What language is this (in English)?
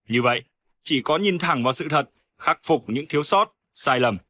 Vietnamese